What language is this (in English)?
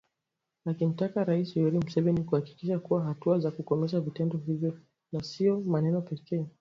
Swahili